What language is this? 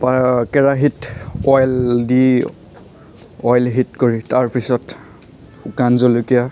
Assamese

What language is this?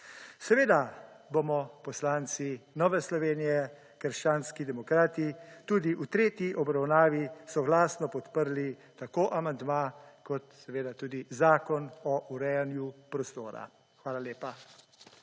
Slovenian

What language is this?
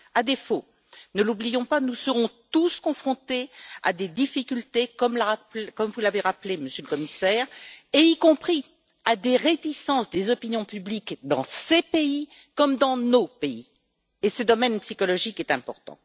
French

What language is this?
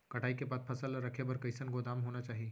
Chhattisgarhi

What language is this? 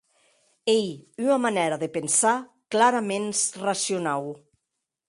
Occitan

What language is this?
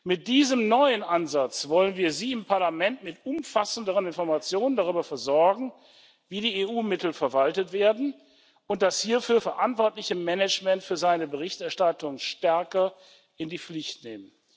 German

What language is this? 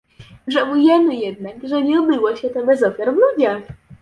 Polish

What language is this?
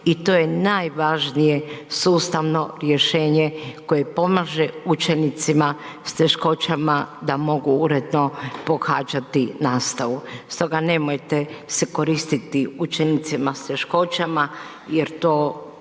Croatian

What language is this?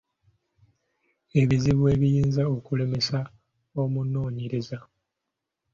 Ganda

